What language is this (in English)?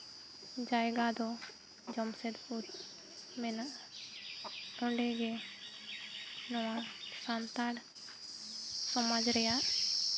Santali